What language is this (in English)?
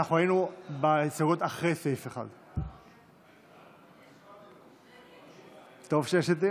Hebrew